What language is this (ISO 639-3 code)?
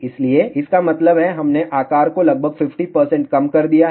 hin